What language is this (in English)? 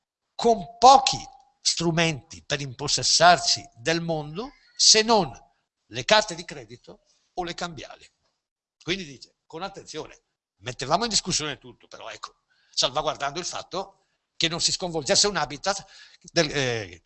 Italian